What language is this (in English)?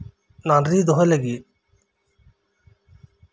Santali